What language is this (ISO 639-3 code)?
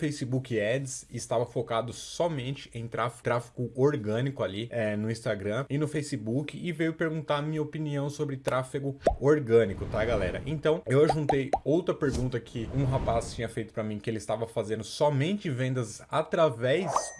por